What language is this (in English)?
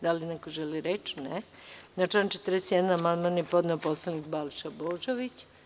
Serbian